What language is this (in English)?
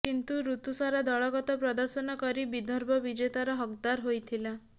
Odia